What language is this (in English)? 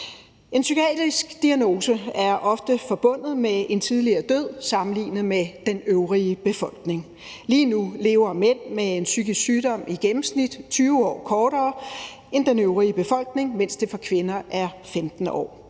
Danish